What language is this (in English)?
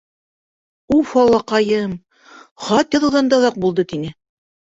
Bashkir